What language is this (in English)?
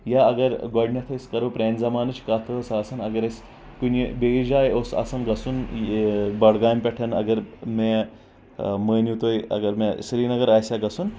Kashmiri